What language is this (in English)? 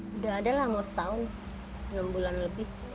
Indonesian